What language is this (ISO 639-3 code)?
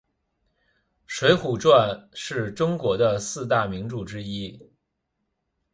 zho